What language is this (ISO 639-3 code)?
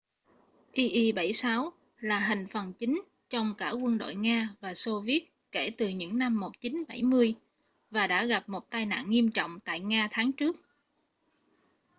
vie